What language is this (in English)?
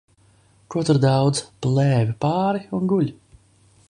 Latvian